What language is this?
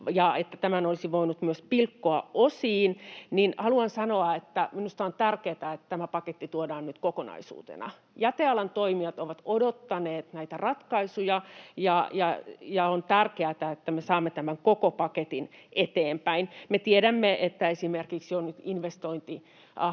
Finnish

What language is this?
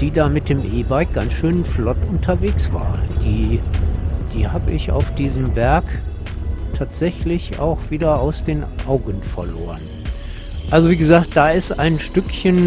German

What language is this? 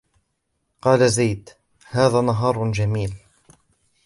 Arabic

